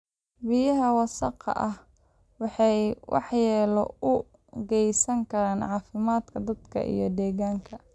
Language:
Somali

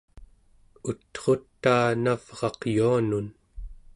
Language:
Central Yupik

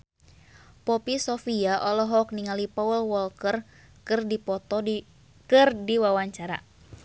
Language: Sundanese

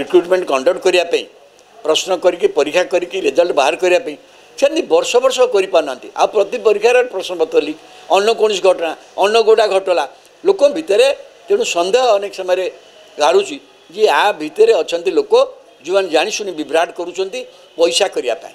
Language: Romanian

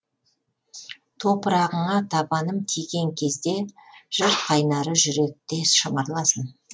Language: Kazakh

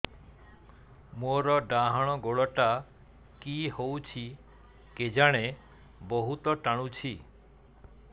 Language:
Odia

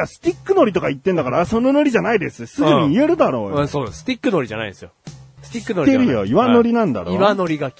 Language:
Japanese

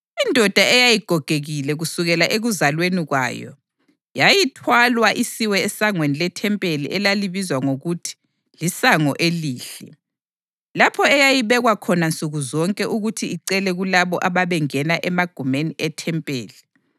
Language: North Ndebele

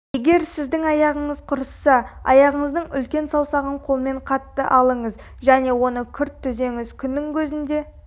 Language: Kazakh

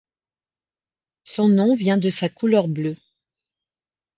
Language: French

